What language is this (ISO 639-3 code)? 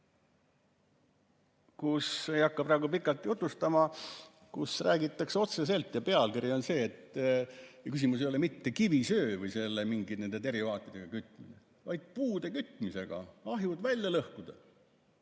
est